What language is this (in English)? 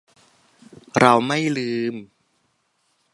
Thai